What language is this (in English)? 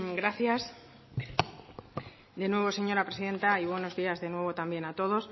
Spanish